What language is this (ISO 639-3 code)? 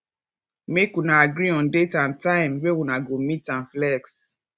pcm